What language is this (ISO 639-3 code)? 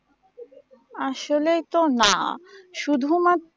ben